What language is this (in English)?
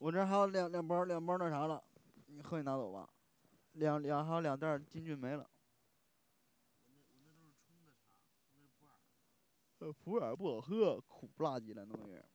Chinese